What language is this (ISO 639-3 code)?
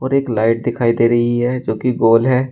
hin